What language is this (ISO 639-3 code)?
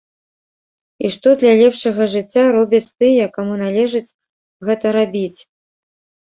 bel